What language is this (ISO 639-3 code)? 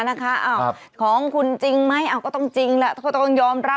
tha